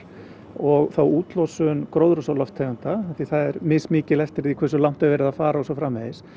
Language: Icelandic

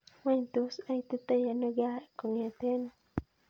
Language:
Kalenjin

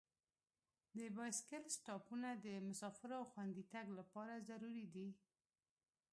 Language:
Pashto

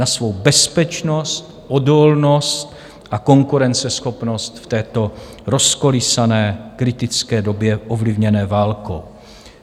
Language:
Czech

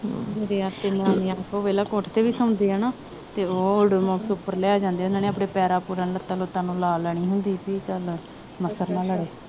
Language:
Punjabi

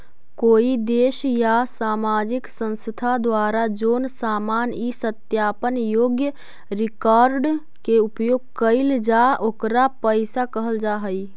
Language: Magahi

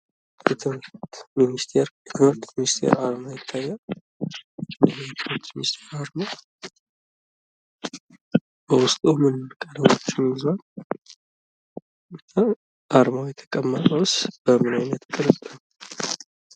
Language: Amharic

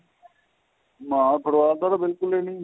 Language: Punjabi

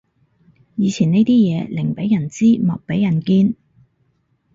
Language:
Cantonese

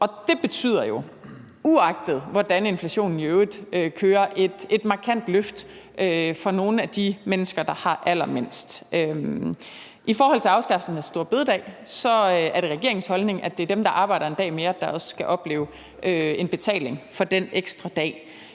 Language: Danish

